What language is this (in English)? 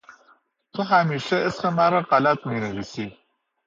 Persian